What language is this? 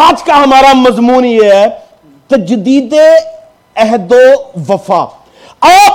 Urdu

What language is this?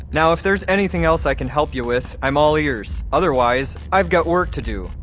English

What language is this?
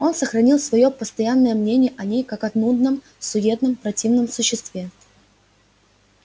Russian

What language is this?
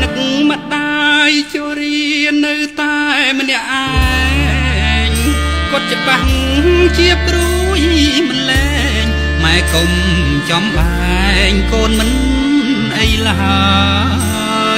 Thai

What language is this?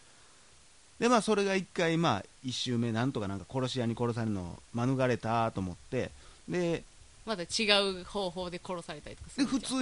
Japanese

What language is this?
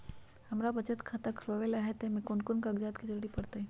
Magahi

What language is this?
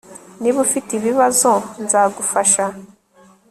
Kinyarwanda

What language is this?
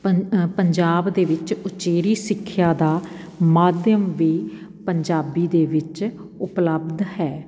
Punjabi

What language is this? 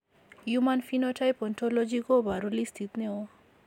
Kalenjin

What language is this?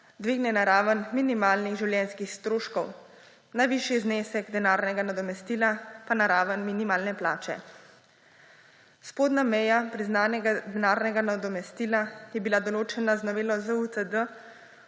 Slovenian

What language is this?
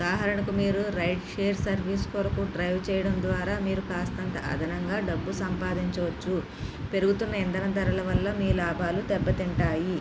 Telugu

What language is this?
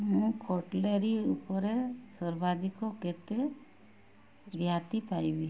Odia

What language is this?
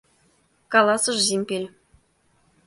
Mari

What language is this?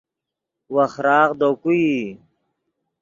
Yidgha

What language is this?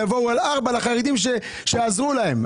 Hebrew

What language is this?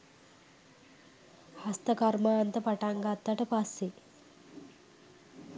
Sinhala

